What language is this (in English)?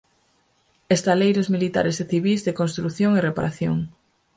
Galician